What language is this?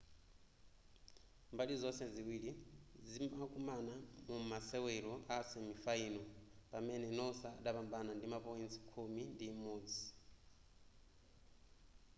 Nyanja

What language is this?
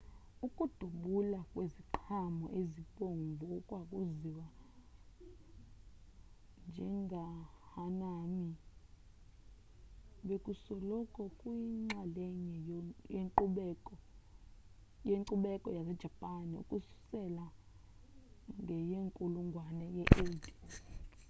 Xhosa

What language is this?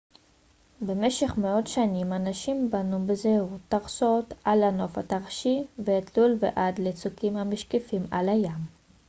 Hebrew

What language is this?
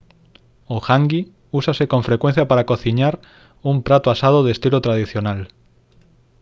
Galician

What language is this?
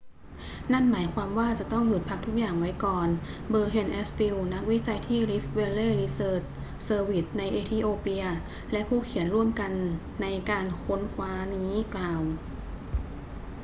Thai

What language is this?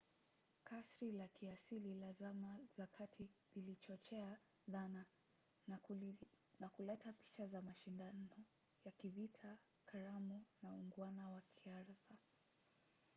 Swahili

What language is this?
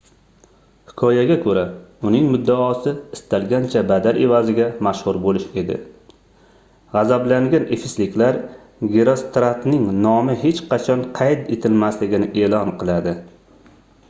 Uzbek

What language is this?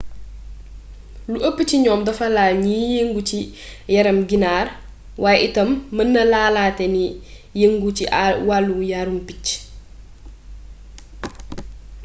Wolof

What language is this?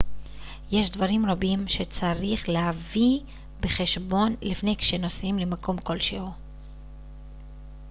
Hebrew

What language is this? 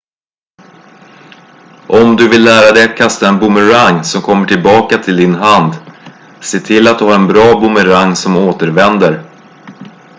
Swedish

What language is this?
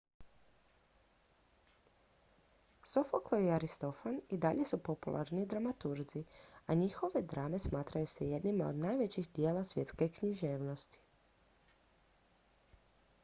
Croatian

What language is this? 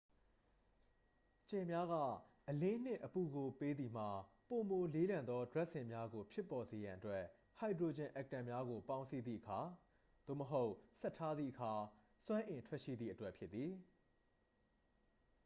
Burmese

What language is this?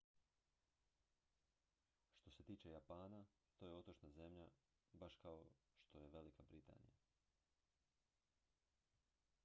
Croatian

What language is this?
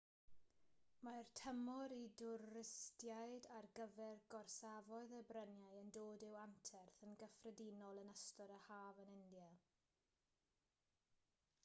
Welsh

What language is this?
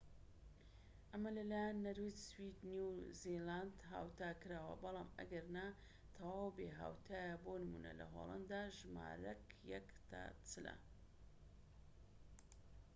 Central Kurdish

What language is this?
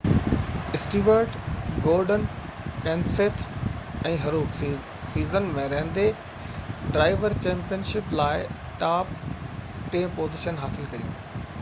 Sindhi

